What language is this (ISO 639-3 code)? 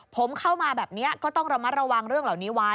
tha